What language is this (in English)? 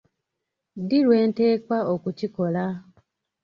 Ganda